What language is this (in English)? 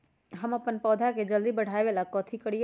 Magahi